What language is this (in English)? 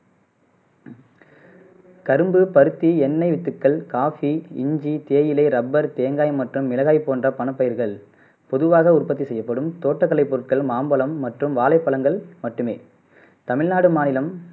Tamil